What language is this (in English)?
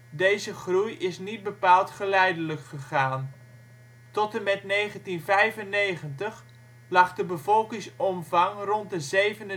Dutch